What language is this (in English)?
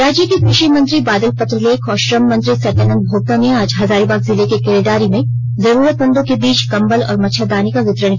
Hindi